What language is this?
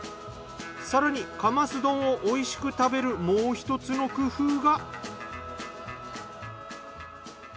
Japanese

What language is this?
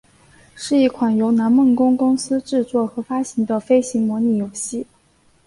Chinese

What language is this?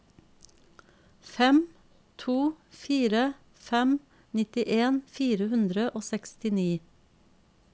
Norwegian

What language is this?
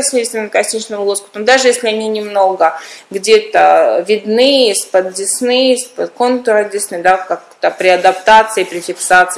Russian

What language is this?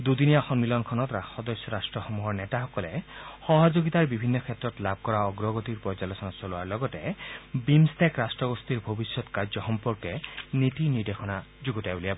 Assamese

